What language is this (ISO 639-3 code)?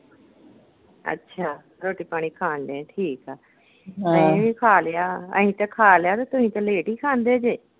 pan